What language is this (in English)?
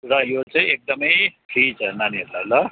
Nepali